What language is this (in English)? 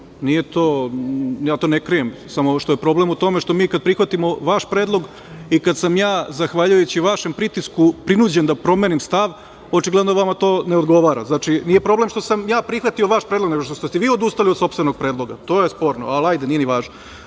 Serbian